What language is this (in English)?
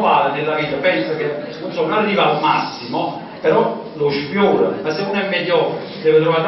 Italian